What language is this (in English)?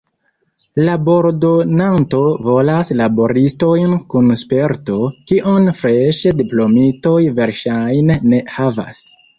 Esperanto